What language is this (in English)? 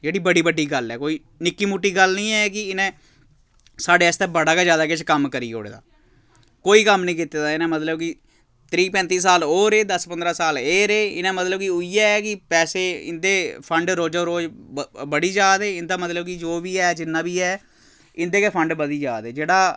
Dogri